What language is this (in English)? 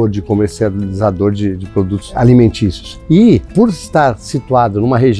Portuguese